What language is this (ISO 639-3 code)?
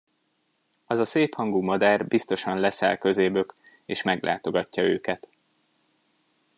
hun